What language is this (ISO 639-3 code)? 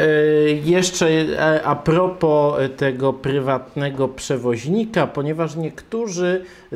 pol